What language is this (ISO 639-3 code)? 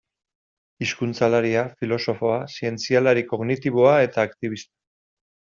eus